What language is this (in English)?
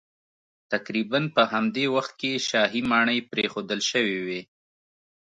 Pashto